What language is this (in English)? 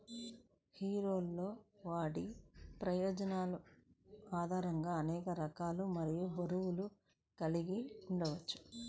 Telugu